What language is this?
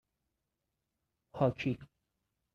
Persian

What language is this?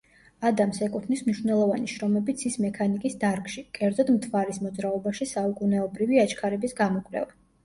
Georgian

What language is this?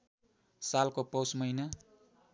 Nepali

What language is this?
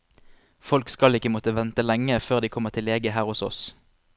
Norwegian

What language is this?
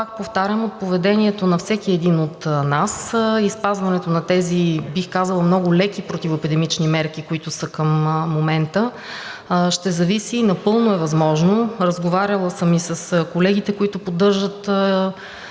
Bulgarian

